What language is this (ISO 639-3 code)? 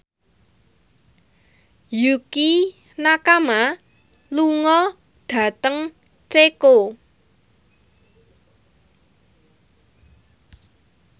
jav